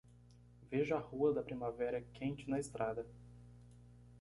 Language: Portuguese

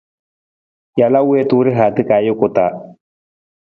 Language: Nawdm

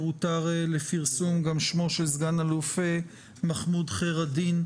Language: Hebrew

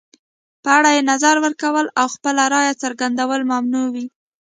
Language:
Pashto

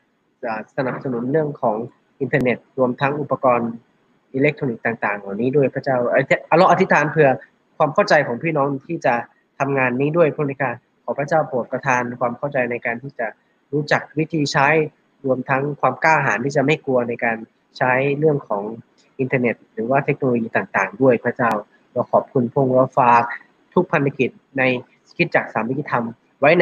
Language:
Thai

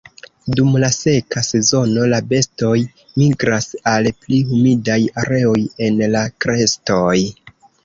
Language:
Esperanto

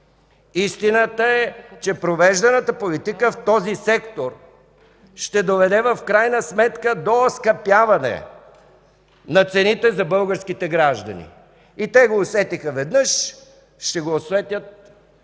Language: Bulgarian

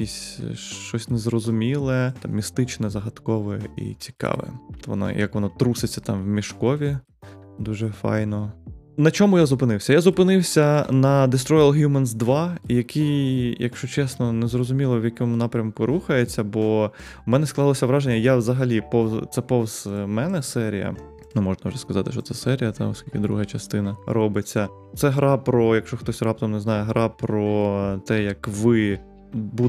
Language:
Ukrainian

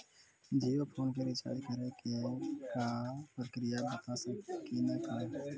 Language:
Maithili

